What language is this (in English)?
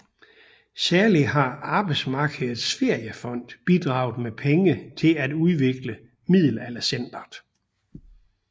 Danish